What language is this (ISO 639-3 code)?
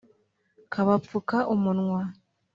kin